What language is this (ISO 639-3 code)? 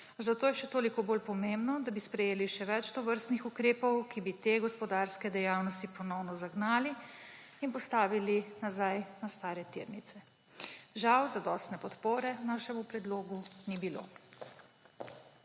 slv